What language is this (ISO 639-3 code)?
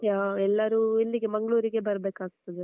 kan